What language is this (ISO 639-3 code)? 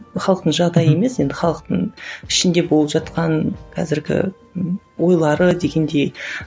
kaz